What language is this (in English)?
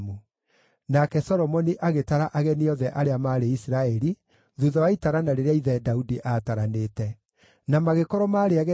Kikuyu